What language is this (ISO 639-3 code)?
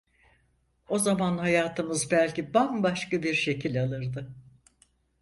tur